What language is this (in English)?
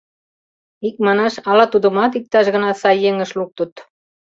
Mari